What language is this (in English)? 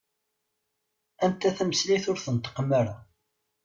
Kabyle